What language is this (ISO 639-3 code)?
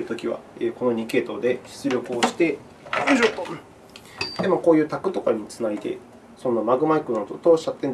jpn